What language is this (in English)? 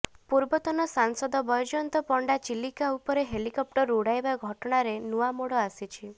Odia